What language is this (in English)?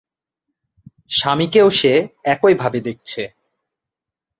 Bangla